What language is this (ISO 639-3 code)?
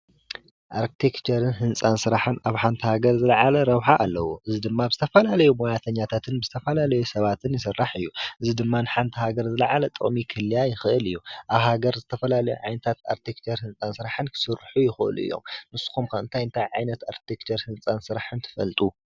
tir